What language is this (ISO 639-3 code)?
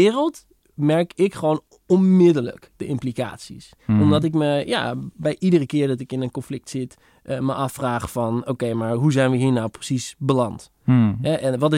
nld